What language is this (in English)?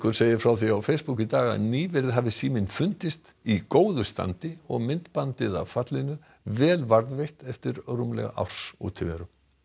Icelandic